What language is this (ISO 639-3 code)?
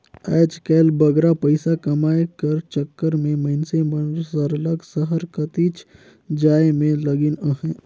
hne